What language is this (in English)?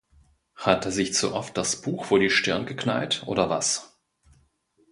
German